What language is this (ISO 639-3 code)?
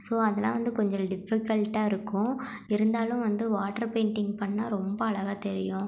tam